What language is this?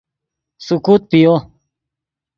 Yidgha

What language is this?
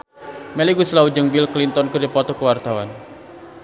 Sundanese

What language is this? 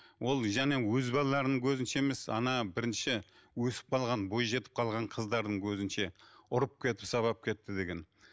Kazakh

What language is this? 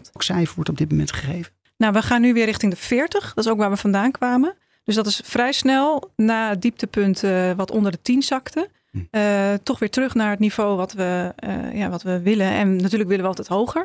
Dutch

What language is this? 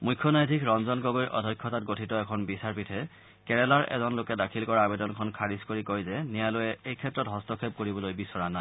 Assamese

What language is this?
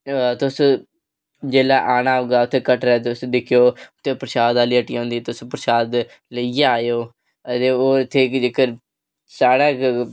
Dogri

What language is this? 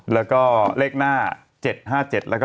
Thai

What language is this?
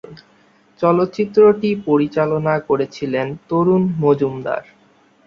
Bangla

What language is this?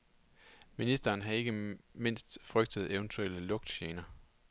Danish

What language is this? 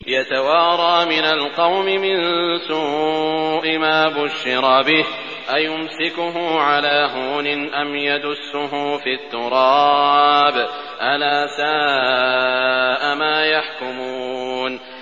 Arabic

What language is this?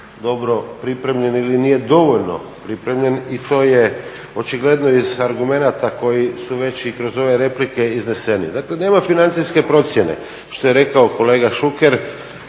Croatian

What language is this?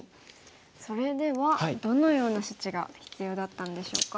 Japanese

